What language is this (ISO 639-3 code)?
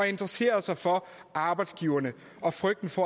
dan